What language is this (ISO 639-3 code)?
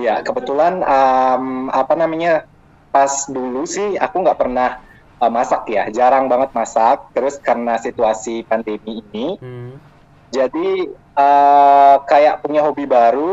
ind